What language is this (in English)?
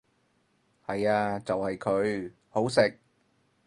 Cantonese